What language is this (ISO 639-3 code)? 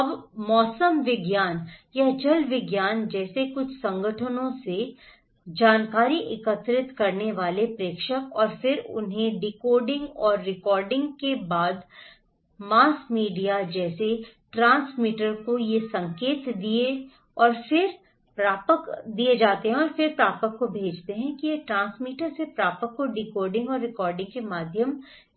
hin